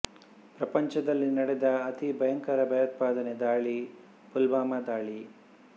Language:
Kannada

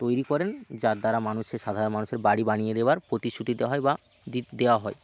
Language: Bangla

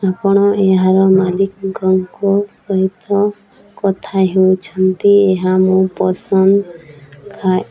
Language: Odia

